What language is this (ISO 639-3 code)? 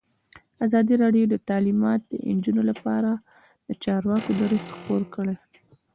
pus